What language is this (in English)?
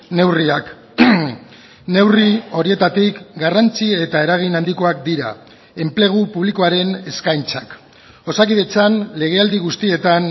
Basque